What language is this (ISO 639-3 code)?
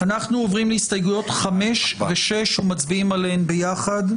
heb